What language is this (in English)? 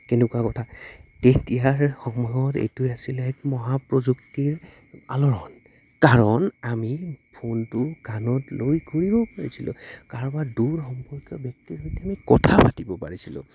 Assamese